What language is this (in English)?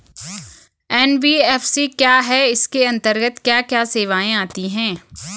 Hindi